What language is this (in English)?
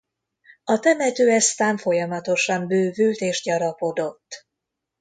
Hungarian